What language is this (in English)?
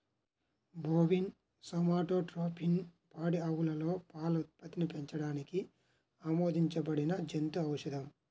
Telugu